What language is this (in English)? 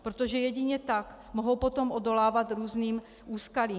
Czech